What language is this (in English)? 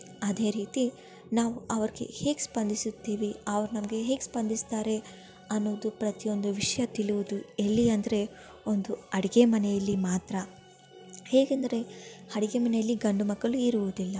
Kannada